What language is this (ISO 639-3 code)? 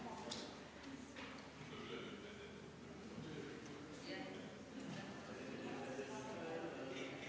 est